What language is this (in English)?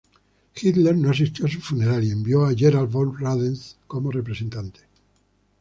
Spanish